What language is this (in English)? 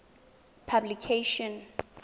Tswana